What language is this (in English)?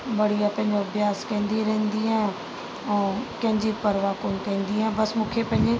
Sindhi